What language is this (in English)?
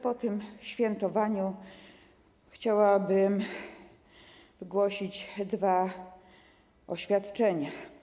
Polish